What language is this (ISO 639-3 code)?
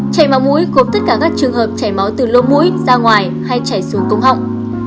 vie